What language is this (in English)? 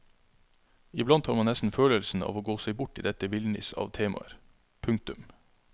Norwegian